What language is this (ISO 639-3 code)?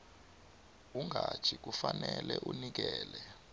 nbl